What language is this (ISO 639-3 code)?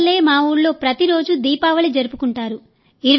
tel